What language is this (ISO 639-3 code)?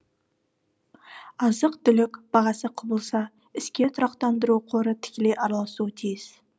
kaz